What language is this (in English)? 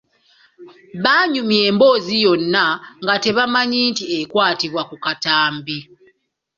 Ganda